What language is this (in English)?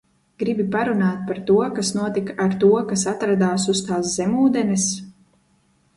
Latvian